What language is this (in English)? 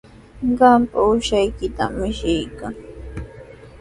Sihuas Ancash Quechua